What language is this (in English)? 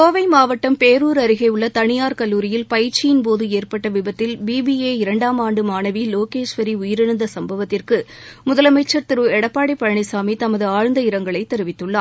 Tamil